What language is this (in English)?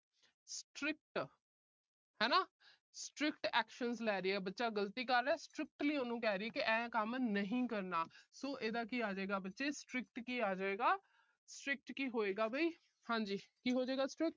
Punjabi